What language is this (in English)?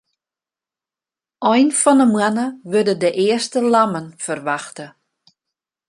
Western Frisian